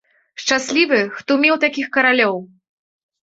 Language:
Belarusian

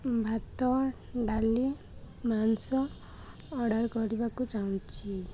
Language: Odia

